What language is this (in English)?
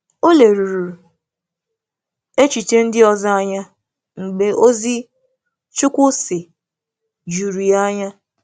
Igbo